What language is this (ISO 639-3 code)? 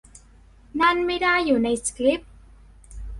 tha